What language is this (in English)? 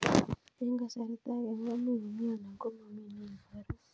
Kalenjin